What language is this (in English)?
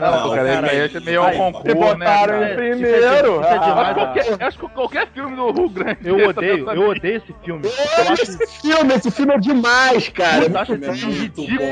Portuguese